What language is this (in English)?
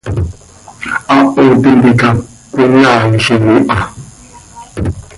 Seri